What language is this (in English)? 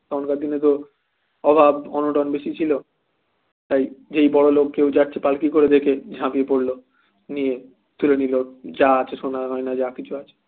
Bangla